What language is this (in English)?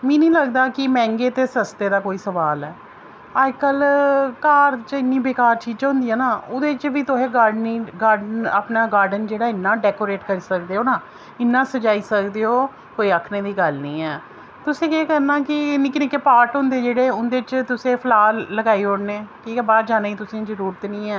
Dogri